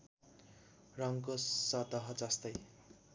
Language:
Nepali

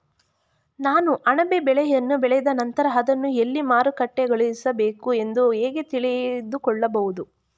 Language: Kannada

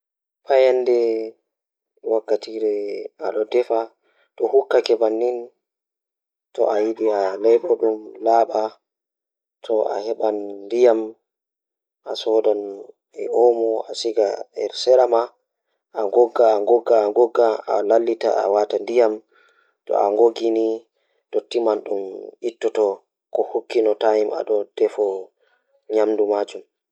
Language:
Fula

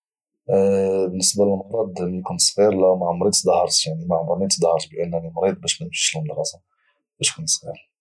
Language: Moroccan Arabic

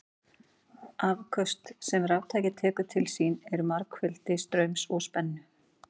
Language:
Icelandic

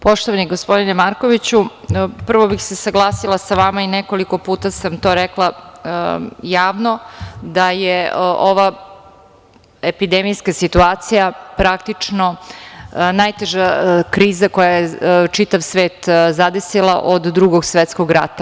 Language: Serbian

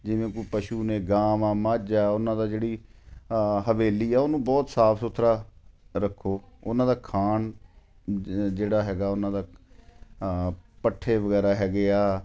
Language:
Punjabi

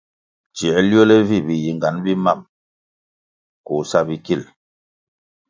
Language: Kwasio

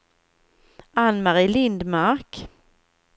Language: Swedish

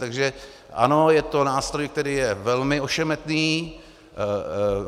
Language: Czech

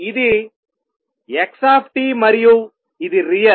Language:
Telugu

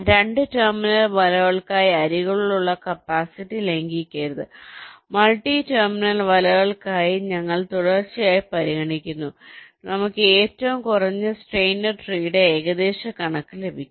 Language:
Malayalam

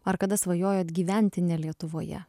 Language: Lithuanian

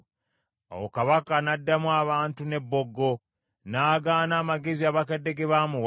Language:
Ganda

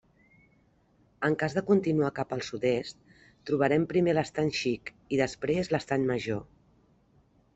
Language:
Catalan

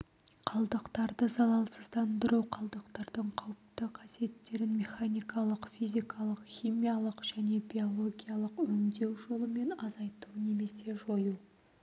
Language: Kazakh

